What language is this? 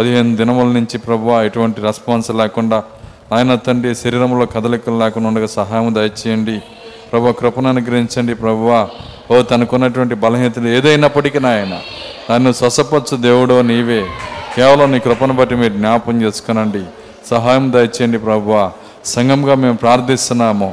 Telugu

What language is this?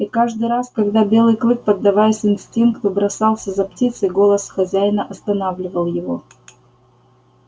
Russian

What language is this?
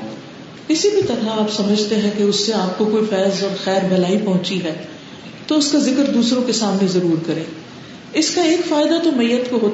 Urdu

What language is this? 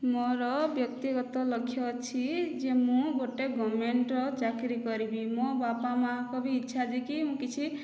Odia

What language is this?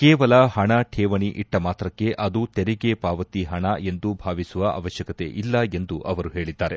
Kannada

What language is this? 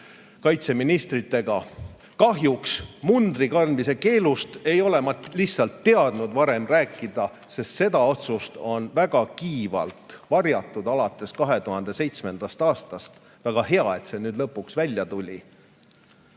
Estonian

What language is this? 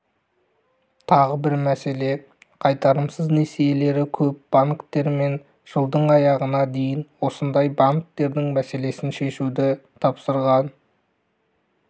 Kazakh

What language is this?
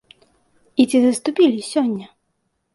Belarusian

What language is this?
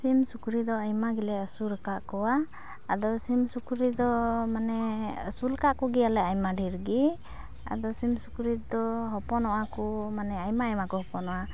Santali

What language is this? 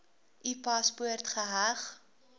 Afrikaans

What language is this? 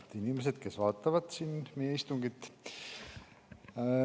Estonian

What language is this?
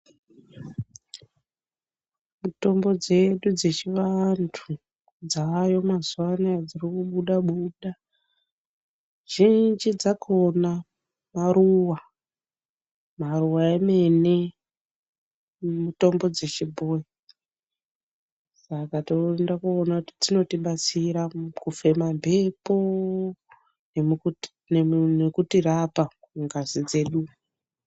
Ndau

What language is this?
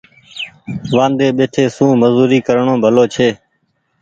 Goaria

